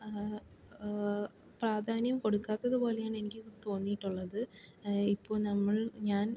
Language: Malayalam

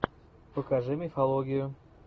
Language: Russian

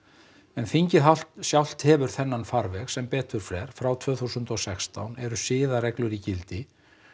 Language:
Icelandic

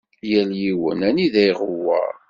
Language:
Kabyle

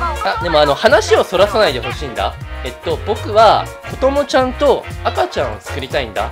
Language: Japanese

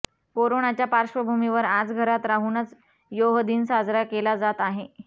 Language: Marathi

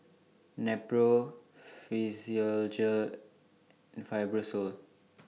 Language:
English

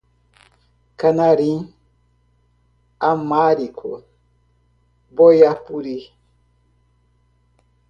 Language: Portuguese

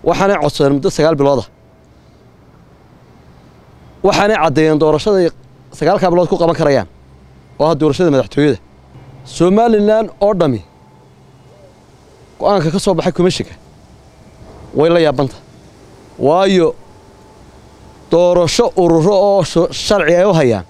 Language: Arabic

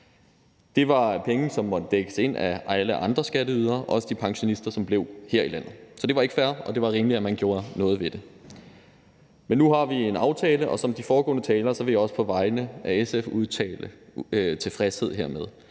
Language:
Danish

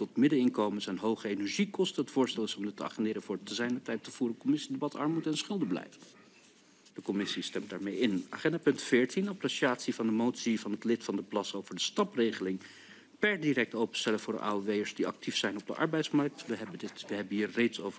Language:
Dutch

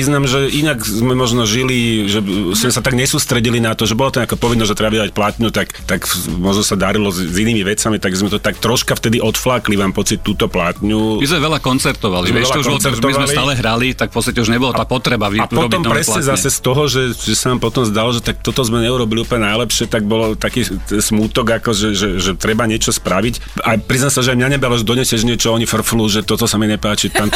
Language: Slovak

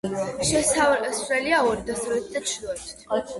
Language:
Georgian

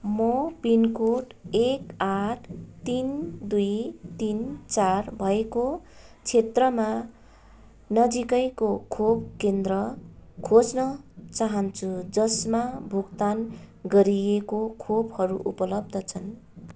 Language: Nepali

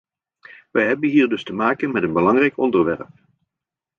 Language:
Dutch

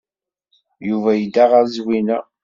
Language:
Kabyle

